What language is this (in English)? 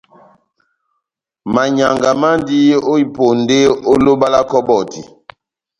Batanga